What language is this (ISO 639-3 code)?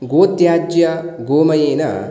san